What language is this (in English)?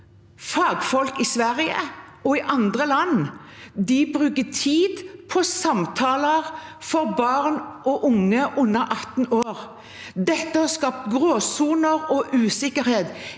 Norwegian